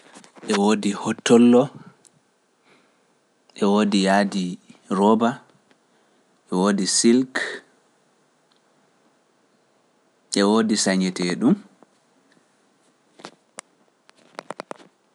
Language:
Pular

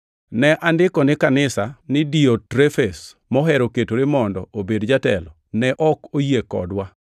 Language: Luo (Kenya and Tanzania)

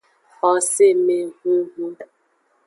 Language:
Aja (Benin)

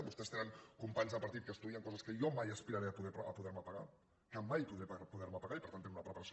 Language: Catalan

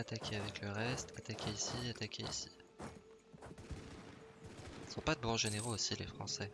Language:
French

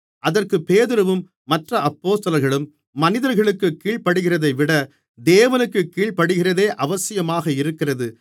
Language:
Tamil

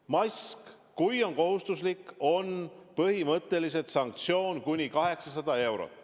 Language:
Estonian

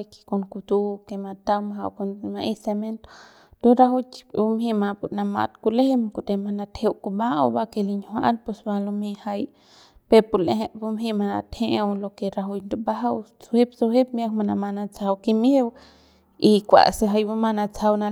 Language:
Central Pame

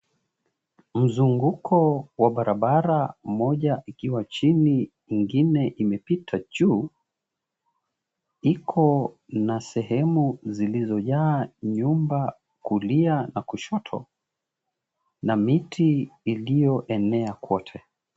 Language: Swahili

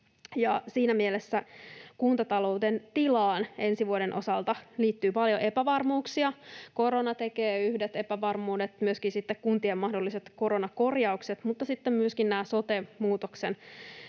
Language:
Finnish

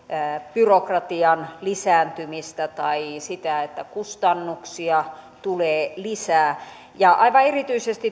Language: Finnish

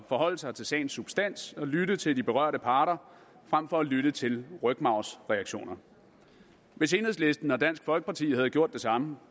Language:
Danish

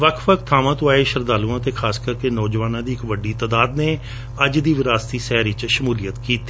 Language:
Punjabi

